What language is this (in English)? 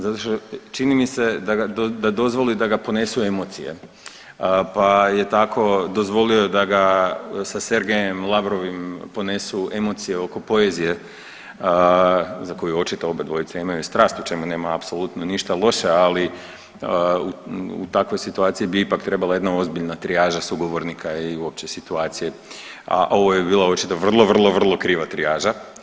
Croatian